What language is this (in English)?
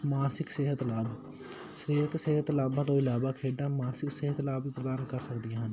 Punjabi